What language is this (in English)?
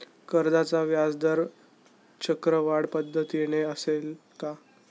Marathi